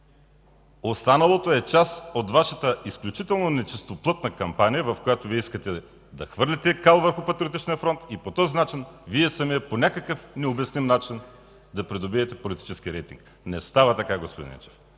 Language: Bulgarian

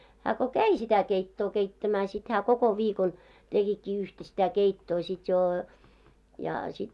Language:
Finnish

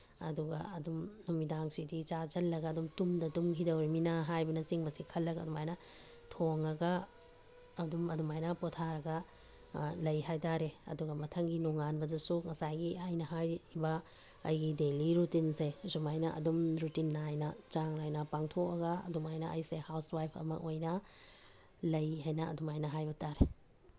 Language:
Manipuri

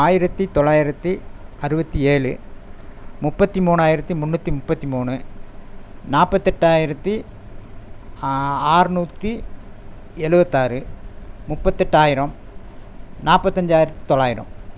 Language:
Tamil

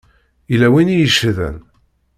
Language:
Kabyle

